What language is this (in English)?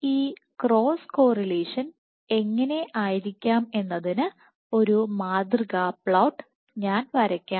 Malayalam